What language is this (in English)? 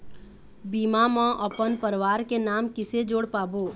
Chhattisgarhi